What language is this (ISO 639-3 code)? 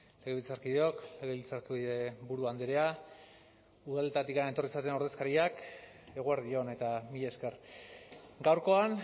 eus